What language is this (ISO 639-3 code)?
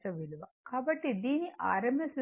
tel